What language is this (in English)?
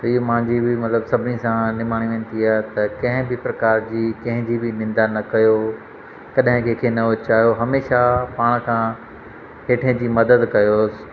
Sindhi